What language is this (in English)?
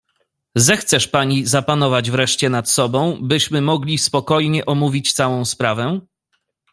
Polish